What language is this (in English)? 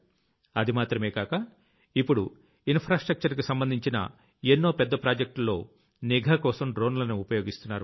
Telugu